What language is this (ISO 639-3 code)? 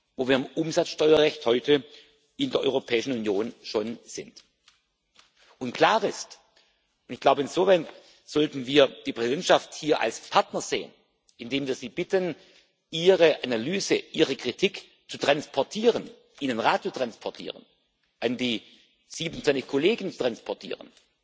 deu